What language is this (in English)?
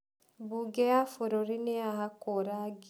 Kikuyu